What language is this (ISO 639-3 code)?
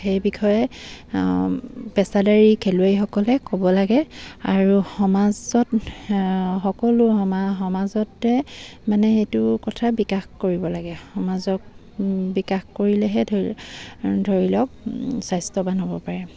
asm